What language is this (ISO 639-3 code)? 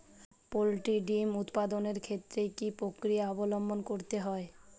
ben